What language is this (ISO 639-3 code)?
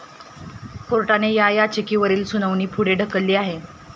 mar